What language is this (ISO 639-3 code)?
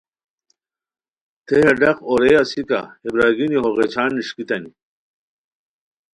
khw